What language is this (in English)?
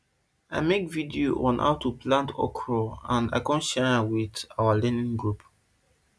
Nigerian Pidgin